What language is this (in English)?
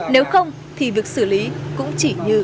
Vietnamese